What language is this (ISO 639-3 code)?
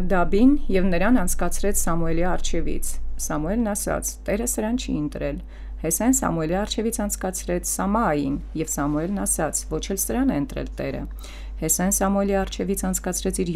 ron